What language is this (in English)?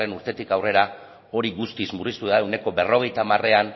Basque